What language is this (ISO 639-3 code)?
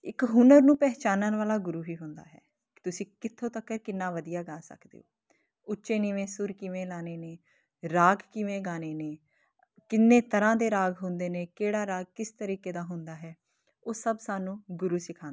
pan